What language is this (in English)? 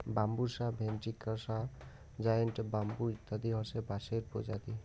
Bangla